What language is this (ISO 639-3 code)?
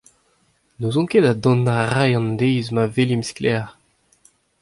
bre